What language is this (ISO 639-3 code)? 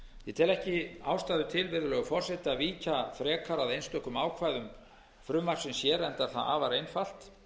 isl